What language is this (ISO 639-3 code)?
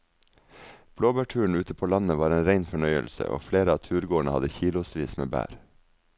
nor